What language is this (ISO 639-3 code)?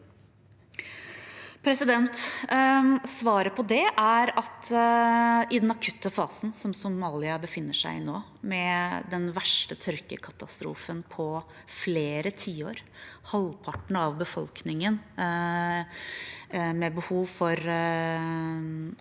nor